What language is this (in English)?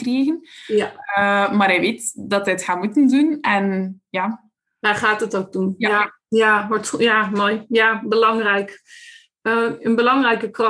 Dutch